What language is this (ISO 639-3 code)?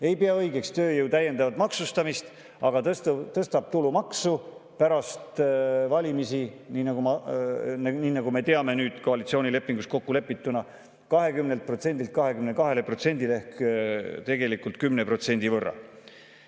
est